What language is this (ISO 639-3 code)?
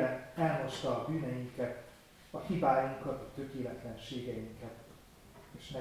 hun